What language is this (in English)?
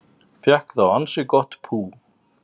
Icelandic